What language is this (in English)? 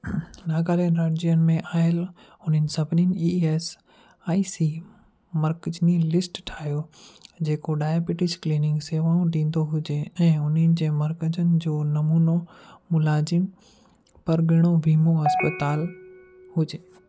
Sindhi